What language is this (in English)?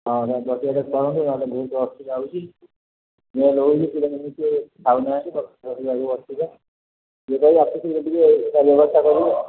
Odia